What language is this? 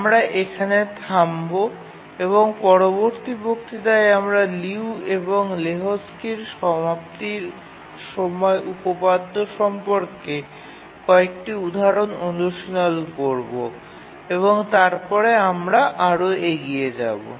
Bangla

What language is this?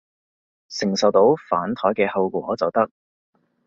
Cantonese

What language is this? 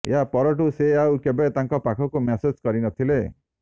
Odia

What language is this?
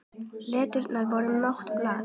Icelandic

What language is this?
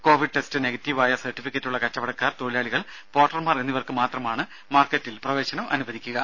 Malayalam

